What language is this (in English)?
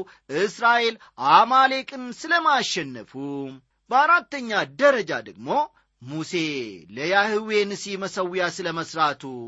Amharic